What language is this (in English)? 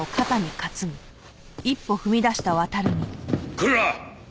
Japanese